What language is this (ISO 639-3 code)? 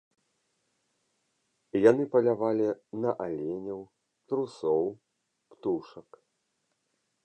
bel